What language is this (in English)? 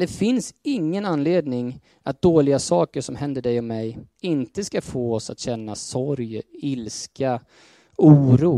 Swedish